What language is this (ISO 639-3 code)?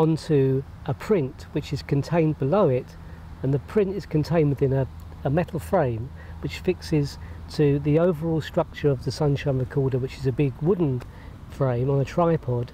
eng